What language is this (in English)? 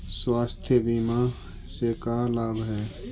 Magahi